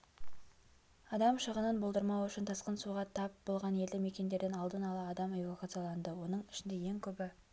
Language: Kazakh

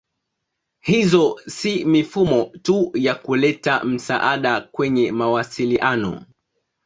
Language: Swahili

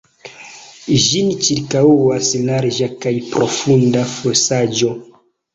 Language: Esperanto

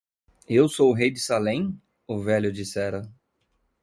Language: Portuguese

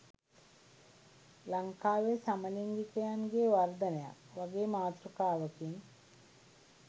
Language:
Sinhala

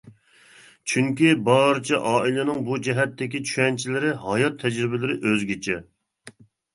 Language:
Uyghur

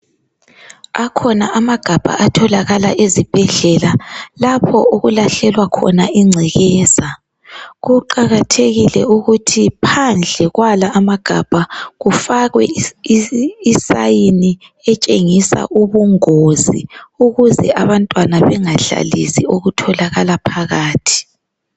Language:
North Ndebele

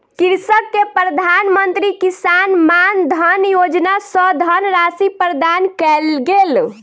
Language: Maithili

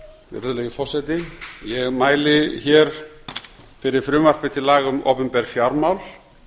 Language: Icelandic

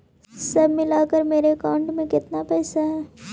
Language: Magahi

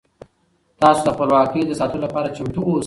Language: Pashto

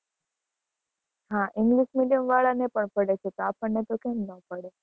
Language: Gujarati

